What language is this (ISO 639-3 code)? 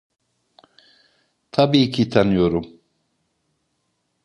tur